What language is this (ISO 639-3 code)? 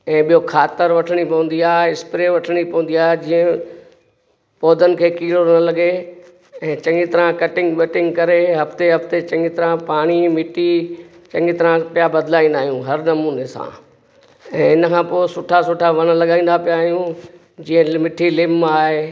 snd